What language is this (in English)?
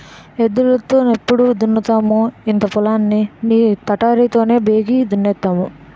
Telugu